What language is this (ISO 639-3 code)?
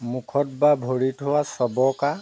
asm